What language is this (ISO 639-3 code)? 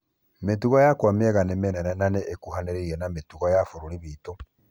kik